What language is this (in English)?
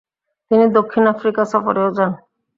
Bangla